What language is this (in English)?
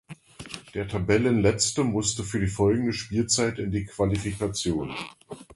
German